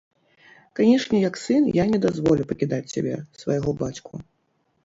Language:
Belarusian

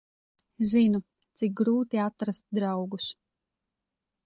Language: Latvian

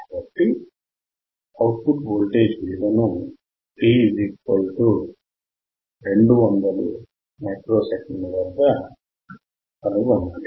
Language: Telugu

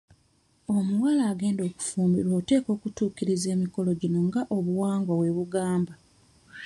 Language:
Ganda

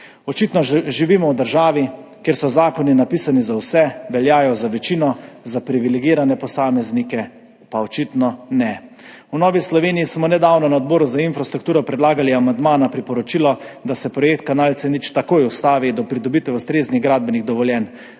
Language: Slovenian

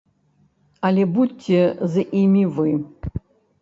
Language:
Belarusian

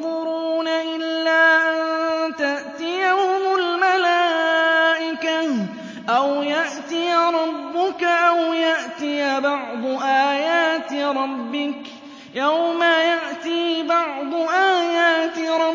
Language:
Arabic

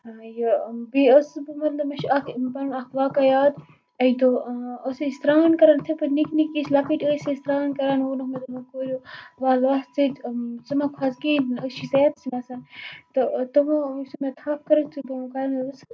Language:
Kashmiri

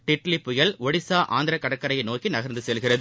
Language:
Tamil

